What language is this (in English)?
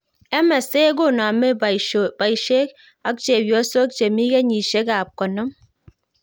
Kalenjin